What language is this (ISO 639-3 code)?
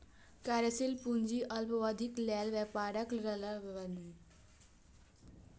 mai